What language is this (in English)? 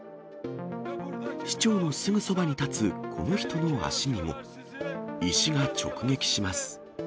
Japanese